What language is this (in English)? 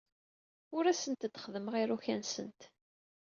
Kabyle